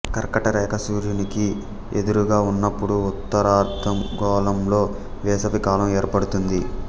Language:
Telugu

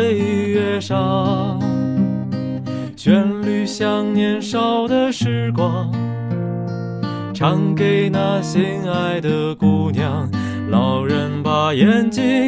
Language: Chinese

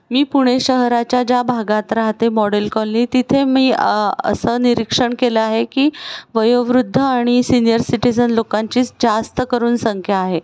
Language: Marathi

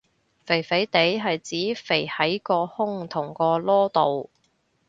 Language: Cantonese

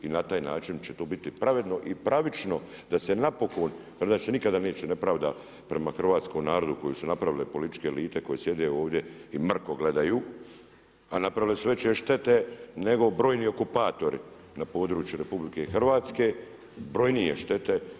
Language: Croatian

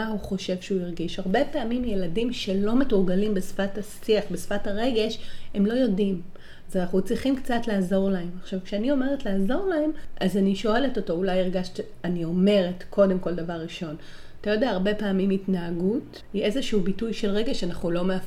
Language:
Hebrew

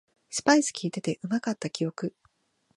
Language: Japanese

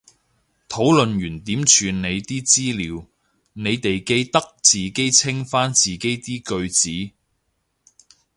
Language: Cantonese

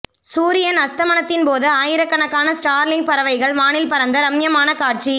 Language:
Tamil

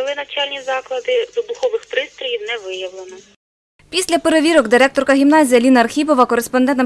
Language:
Ukrainian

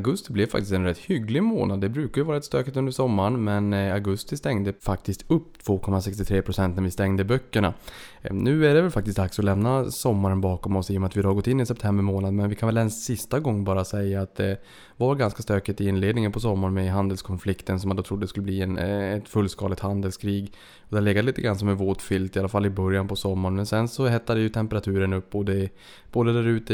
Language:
Swedish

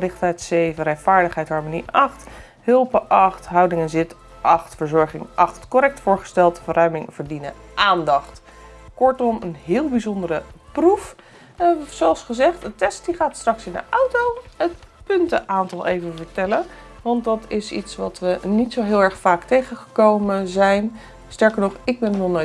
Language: Dutch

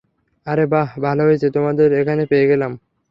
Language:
Bangla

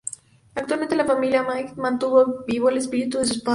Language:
Spanish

